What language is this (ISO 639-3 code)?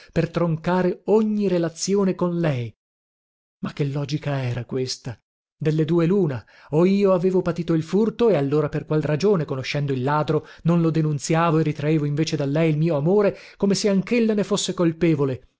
ita